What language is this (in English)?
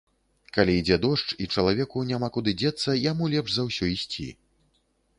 Belarusian